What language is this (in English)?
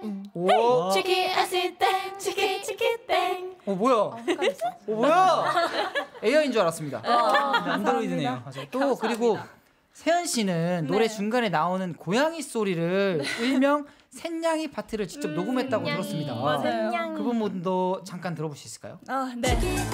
Korean